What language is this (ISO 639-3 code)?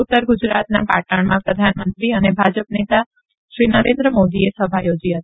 guj